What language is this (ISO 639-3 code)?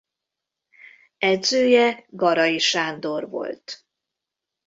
hun